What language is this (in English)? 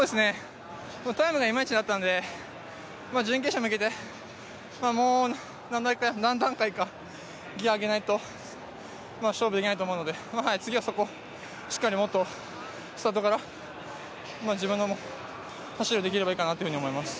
Japanese